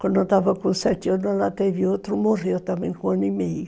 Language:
Portuguese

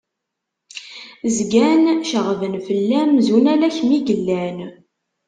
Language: Kabyle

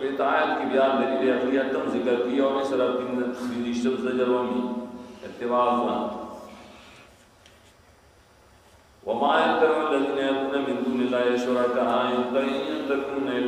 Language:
Portuguese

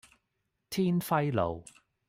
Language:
Cantonese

